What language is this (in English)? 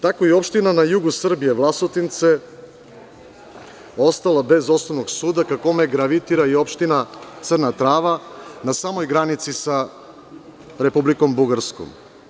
Serbian